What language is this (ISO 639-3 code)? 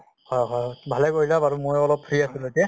asm